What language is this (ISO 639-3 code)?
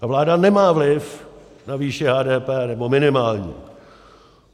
ces